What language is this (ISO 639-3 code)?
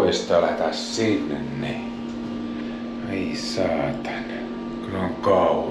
fin